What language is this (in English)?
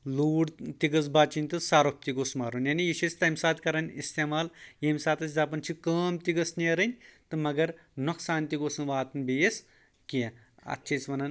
Kashmiri